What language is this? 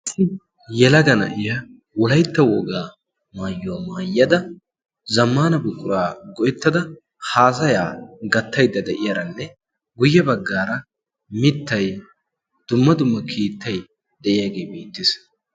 Wolaytta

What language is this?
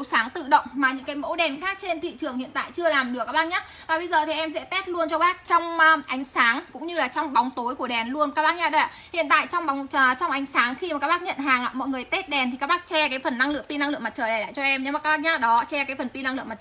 Vietnamese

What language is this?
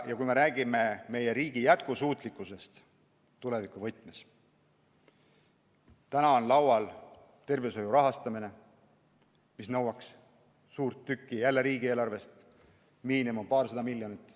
Estonian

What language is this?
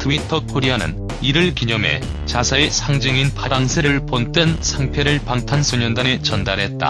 Korean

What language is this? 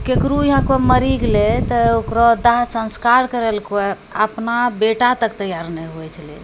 Maithili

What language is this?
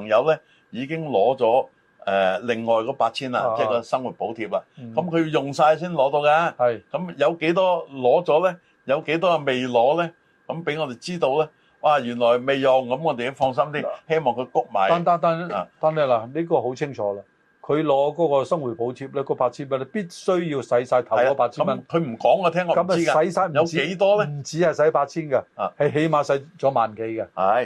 Chinese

